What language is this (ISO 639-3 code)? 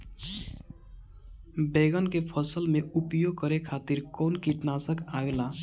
bho